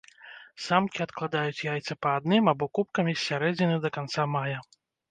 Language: Belarusian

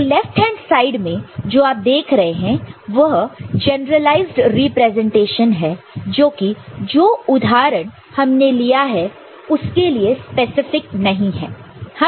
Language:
Hindi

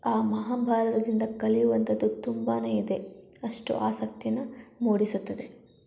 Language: Kannada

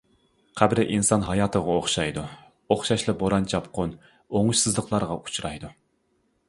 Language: Uyghur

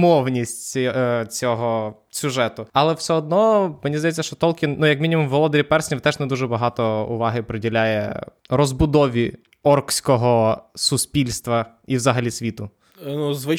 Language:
Ukrainian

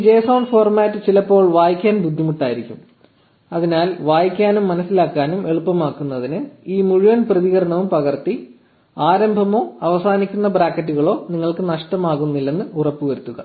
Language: Malayalam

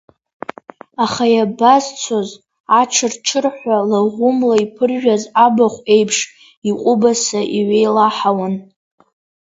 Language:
Abkhazian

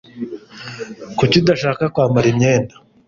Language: Kinyarwanda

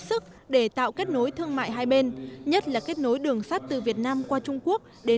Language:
Vietnamese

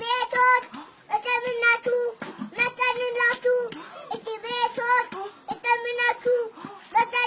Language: Turkish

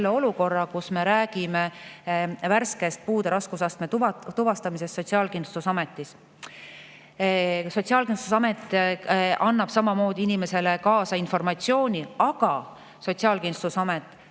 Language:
Estonian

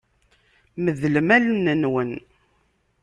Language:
Kabyle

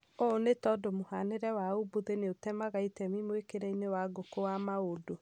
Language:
Kikuyu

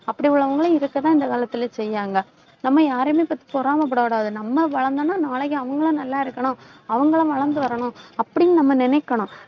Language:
Tamil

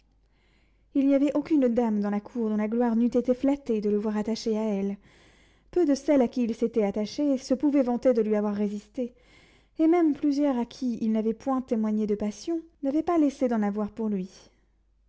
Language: French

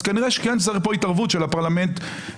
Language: Hebrew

